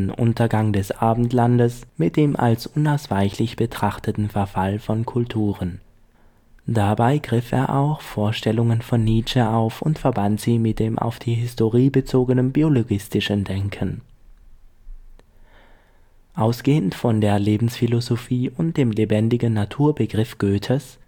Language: German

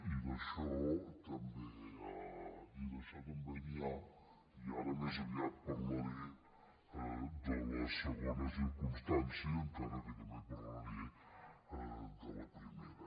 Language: Catalan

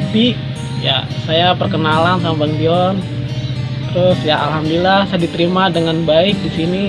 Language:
Indonesian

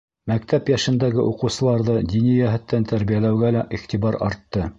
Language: Bashkir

